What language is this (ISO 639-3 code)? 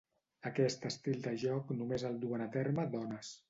cat